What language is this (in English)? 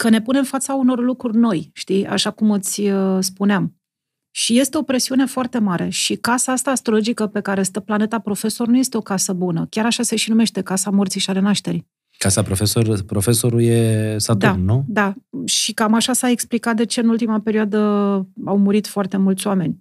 Romanian